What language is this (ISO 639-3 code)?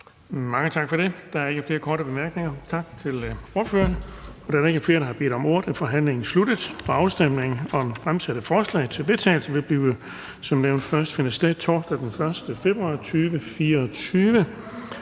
dan